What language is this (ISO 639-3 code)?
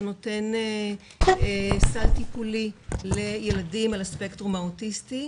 heb